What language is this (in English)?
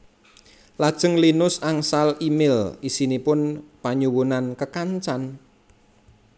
Javanese